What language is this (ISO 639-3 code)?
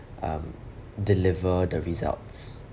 eng